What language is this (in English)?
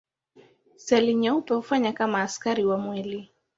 Swahili